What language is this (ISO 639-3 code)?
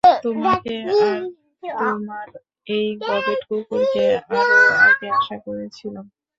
ben